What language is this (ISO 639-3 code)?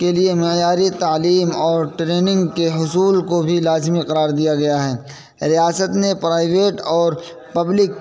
urd